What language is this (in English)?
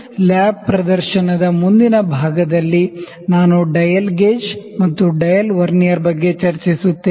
Kannada